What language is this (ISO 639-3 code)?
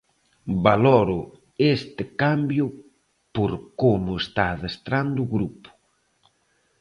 glg